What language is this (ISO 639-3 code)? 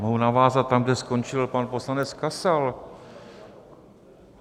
ces